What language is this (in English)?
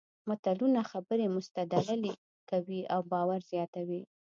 Pashto